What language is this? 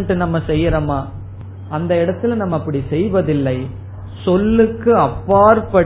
Tamil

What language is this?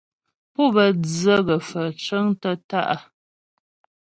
Ghomala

